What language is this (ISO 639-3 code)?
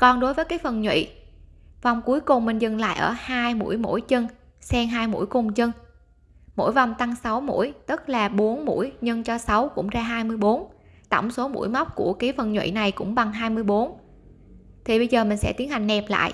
vie